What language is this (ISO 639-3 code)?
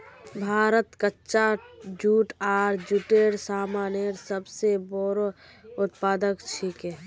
mag